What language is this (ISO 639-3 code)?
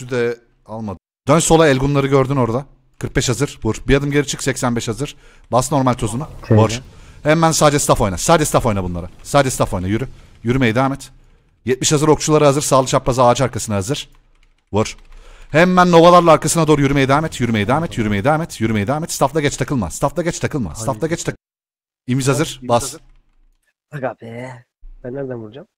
tur